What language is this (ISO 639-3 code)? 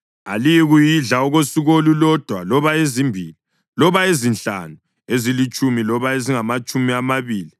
nde